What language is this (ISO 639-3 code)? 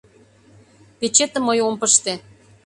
chm